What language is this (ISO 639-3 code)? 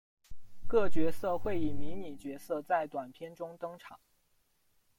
zho